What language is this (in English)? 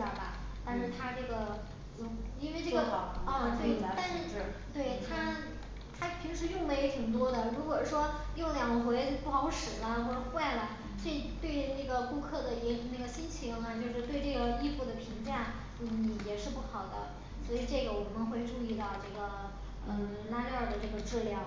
Chinese